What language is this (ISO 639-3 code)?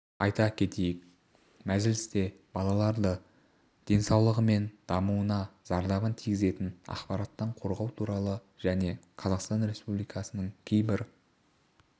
kaz